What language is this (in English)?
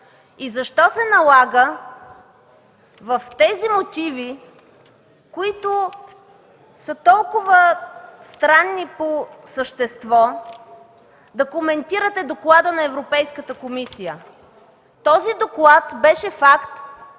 Bulgarian